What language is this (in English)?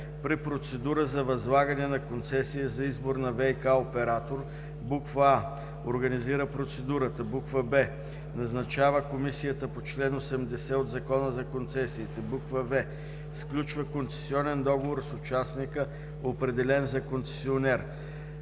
Bulgarian